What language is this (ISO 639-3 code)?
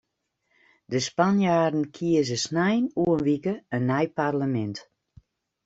fry